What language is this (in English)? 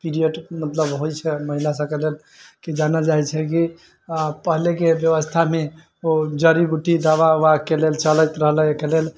Maithili